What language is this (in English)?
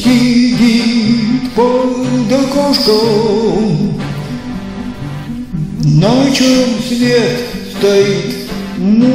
Romanian